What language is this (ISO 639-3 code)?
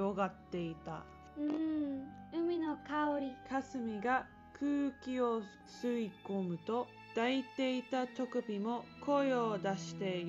jpn